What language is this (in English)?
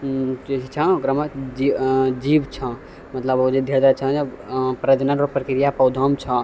Maithili